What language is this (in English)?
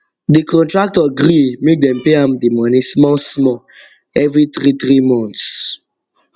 Nigerian Pidgin